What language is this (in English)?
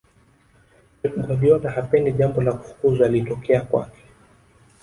Swahili